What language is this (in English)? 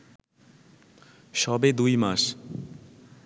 Bangla